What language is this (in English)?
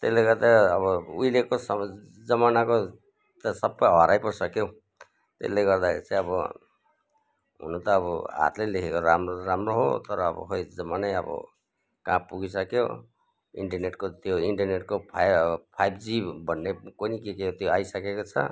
Nepali